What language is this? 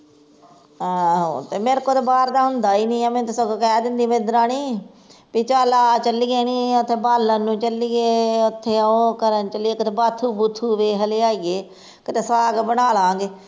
Punjabi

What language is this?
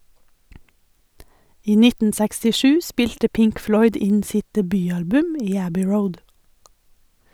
Norwegian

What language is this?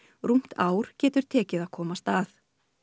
Icelandic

